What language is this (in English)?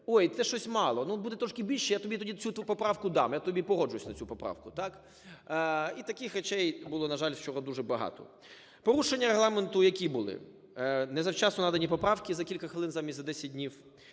Ukrainian